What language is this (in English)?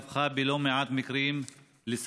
Hebrew